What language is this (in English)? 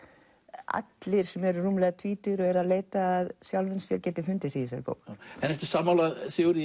Icelandic